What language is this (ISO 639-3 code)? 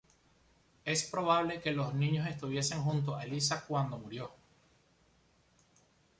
spa